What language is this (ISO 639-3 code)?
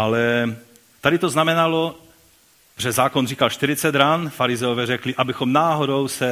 ces